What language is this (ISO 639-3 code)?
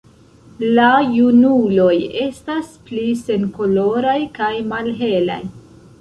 epo